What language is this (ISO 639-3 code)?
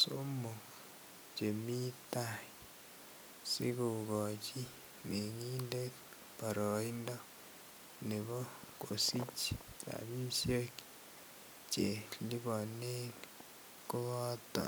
kln